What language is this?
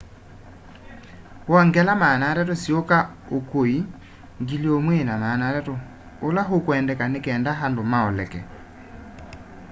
Kamba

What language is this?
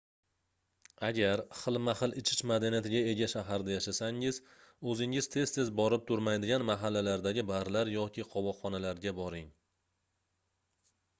Uzbek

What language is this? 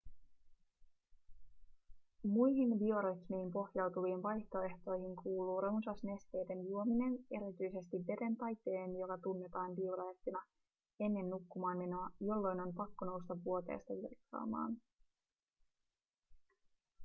Finnish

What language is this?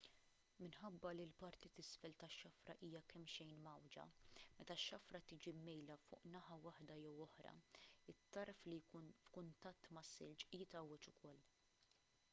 Maltese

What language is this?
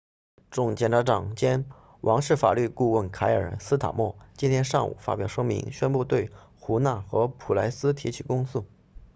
Chinese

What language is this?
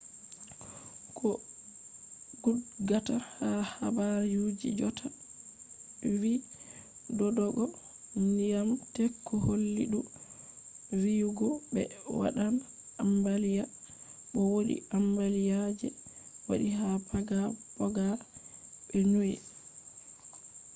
Fula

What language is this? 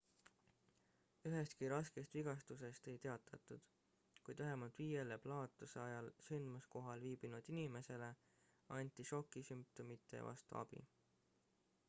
Estonian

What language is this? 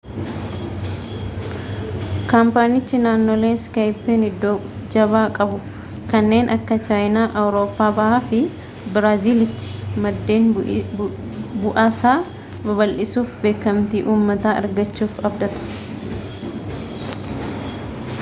Oromo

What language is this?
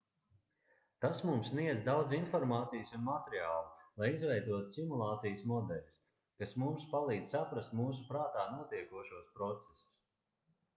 Latvian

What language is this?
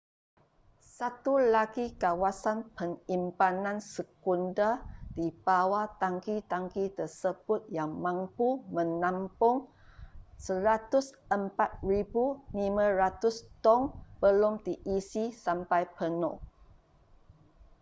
Malay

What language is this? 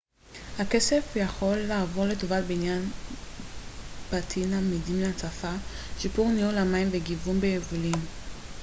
Hebrew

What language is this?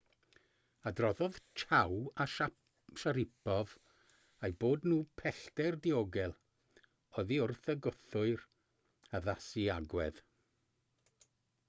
Welsh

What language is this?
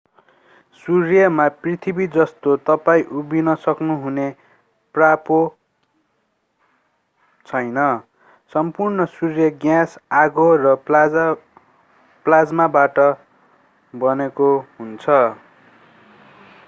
Nepali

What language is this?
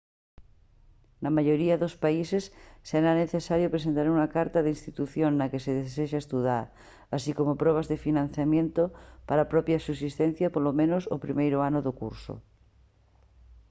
Galician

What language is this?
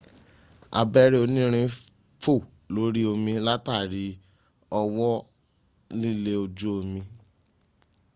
Yoruba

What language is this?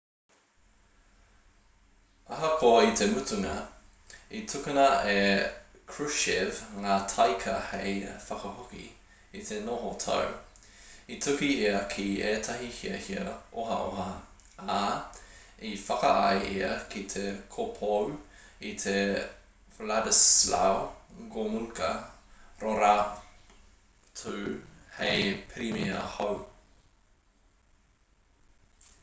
Māori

